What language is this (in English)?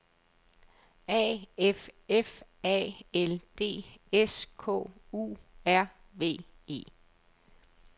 Danish